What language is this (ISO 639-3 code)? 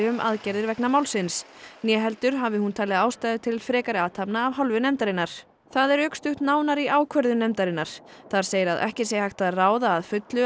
isl